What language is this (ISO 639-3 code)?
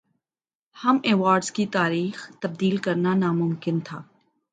urd